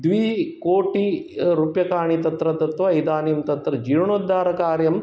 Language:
Sanskrit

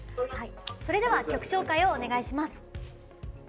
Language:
Japanese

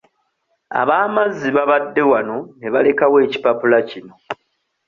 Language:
Ganda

